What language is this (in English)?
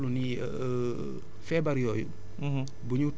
Wolof